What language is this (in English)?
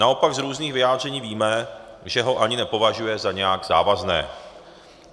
Czech